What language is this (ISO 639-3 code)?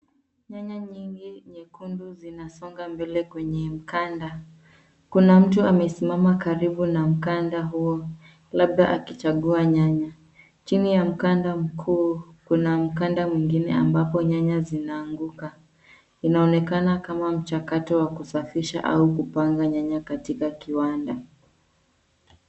swa